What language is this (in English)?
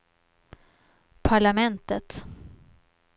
Swedish